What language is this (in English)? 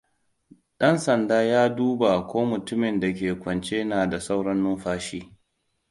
Hausa